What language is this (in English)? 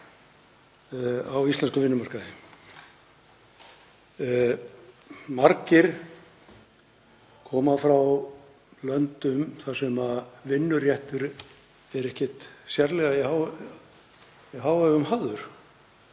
Icelandic